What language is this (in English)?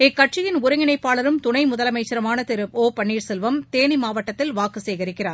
Tamil